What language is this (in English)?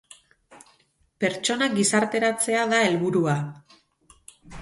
Basque